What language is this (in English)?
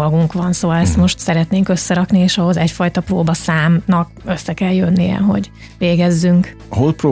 Hungarian